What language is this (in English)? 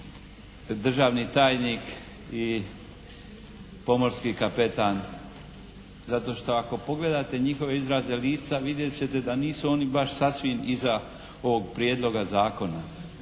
Croatian